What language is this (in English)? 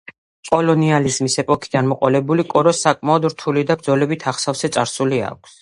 Georgian